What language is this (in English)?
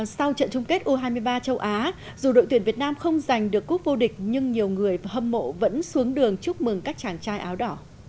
Vietnamese